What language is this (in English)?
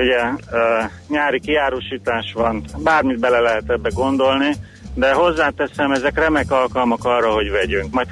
Hungarian